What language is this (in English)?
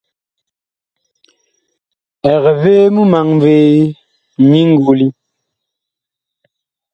Bakoko